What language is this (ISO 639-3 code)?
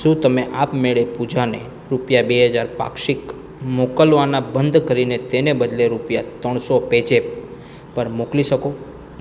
guj